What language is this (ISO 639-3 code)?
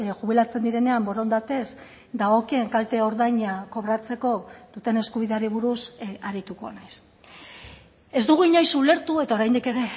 eus